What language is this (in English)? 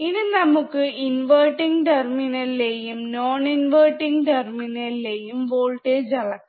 Malayalam